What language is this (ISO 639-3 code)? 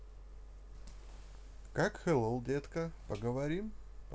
rus